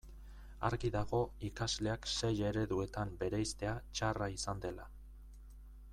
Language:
Basque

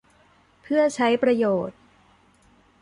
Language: Thai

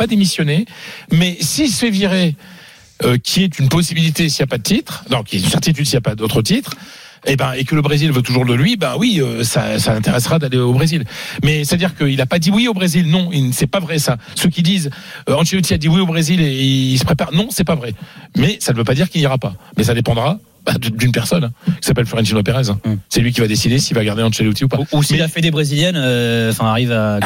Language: French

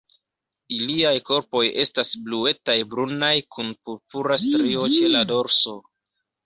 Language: Esperanto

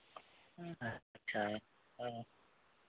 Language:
Santali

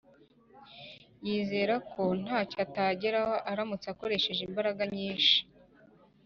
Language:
Kinyarwanda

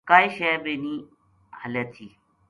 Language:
Gujari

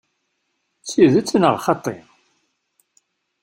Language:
Kabyle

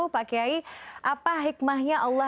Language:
Indonesian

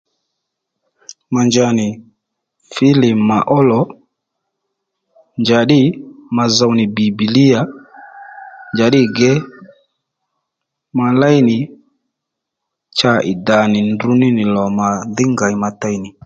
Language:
Lendu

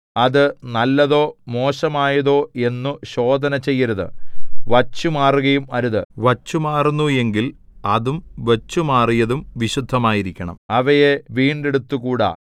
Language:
Malayalam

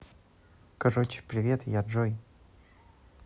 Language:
Russian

